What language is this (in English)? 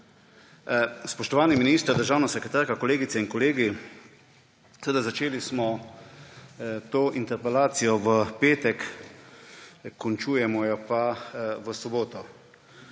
Slovenian